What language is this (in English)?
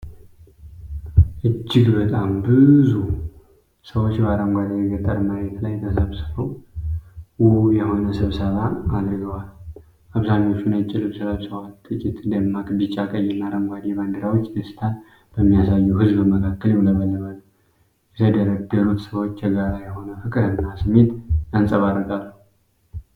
Amharic